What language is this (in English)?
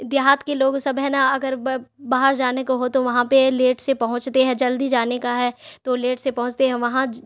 Urdu